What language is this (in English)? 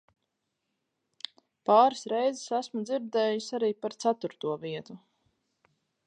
Latvian